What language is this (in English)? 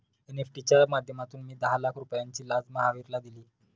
Marathi